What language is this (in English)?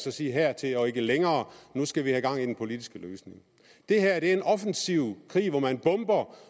Danish